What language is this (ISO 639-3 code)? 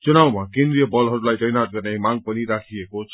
nep